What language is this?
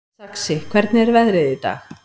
Icelandic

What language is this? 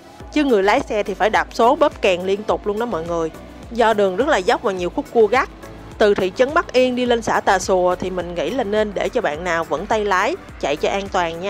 Vietnamese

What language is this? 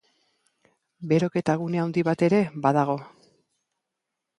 Basque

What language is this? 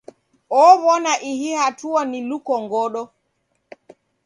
Taita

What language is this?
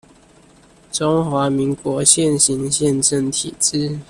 Chinese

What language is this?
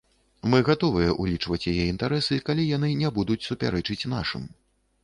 Belarusian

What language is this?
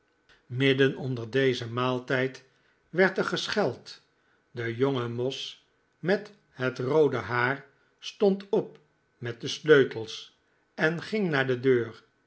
Dutch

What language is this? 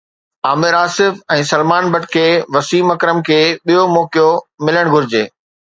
Sindhi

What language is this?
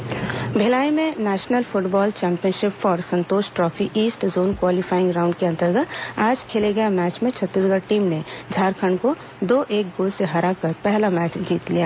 Hindi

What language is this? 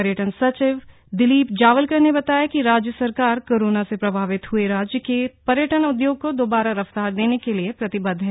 Hindi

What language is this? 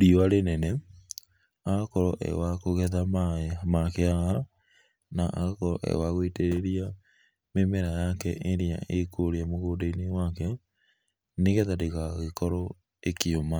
Kikuyu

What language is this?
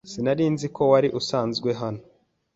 Kinyarwanda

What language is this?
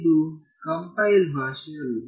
Kannada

